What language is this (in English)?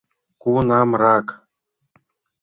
Mari